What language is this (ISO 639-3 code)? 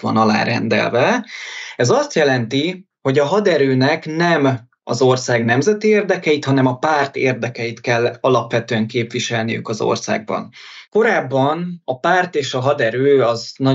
hun